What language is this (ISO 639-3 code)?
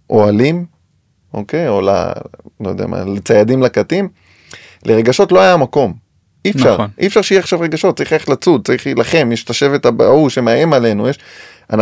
heb